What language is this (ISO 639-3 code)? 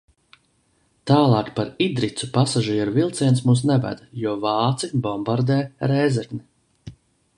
lav